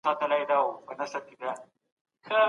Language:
Pashto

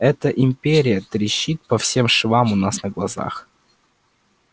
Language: Russian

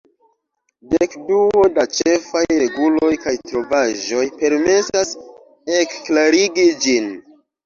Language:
Esperanto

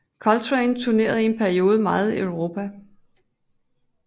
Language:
Danish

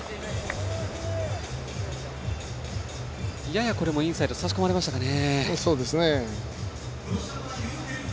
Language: Japanese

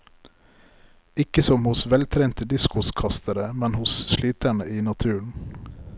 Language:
Norwegian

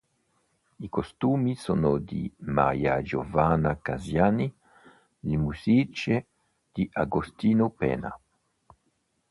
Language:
Italian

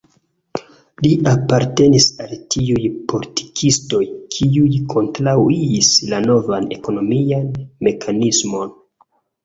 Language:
Esperanto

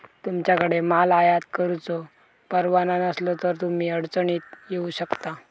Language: Marathi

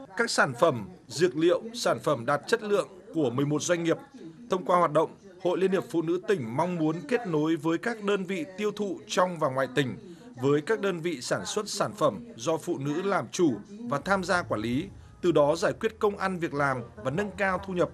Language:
Vietnamese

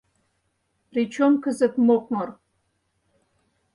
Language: Mari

